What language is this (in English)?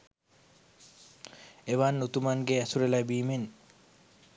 Sinhala